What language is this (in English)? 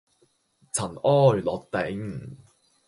Cantonese